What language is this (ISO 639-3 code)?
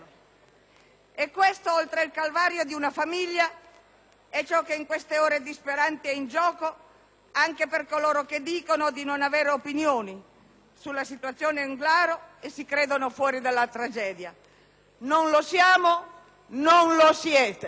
ita